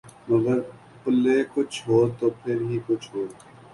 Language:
Urdu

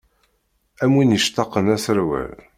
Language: Kabyle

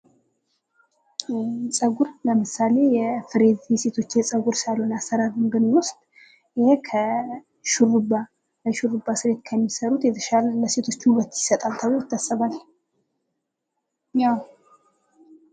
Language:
Amharic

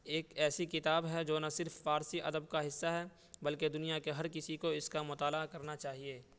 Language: Urdu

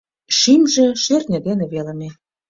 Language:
Mari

